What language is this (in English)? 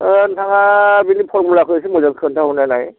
Bodo